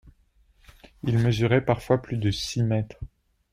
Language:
French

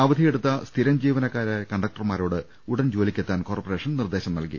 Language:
Malayalam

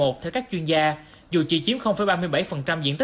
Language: Vietnamese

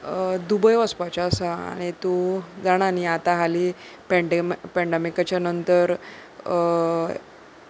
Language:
Konkani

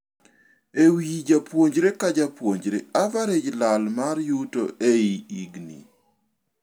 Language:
Luo (Kenya and Tanzania)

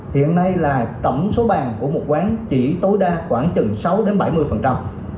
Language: Vietnamese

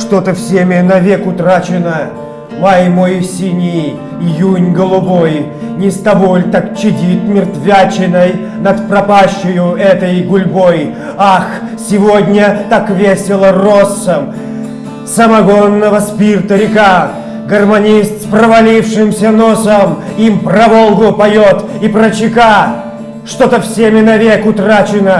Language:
Russian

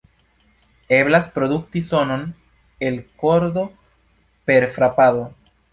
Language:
Esperanto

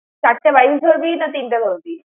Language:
Bangla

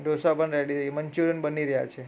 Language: Gujarati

